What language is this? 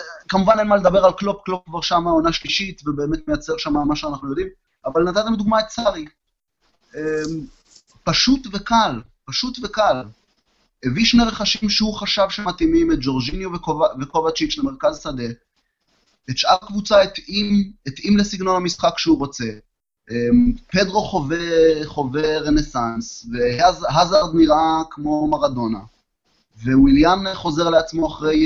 Hebrew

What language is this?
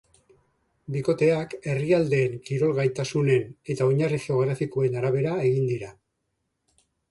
Basque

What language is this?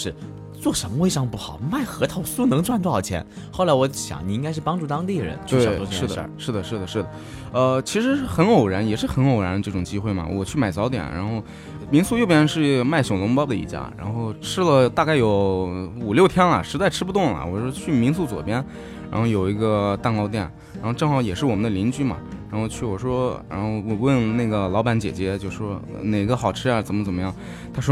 Chinese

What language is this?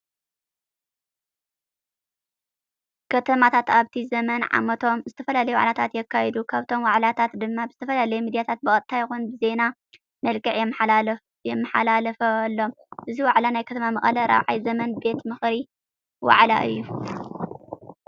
Tigrinya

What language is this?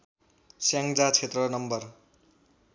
Nepali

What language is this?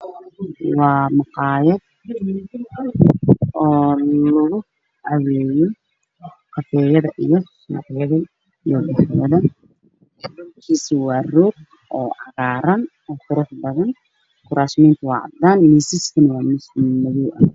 Somali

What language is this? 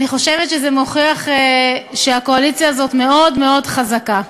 Hebrew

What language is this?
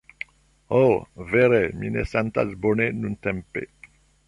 Esperanto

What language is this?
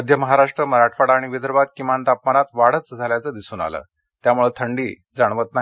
Marathi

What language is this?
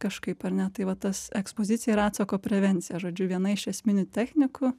Lithuanian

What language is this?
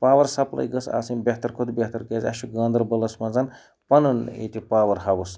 Kashmiri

